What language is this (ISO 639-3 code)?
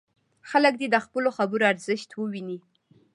pus